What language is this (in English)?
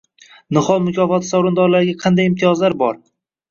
Uzbek